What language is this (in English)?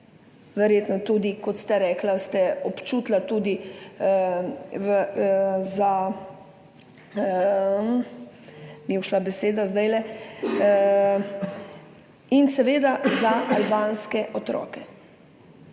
Slovenian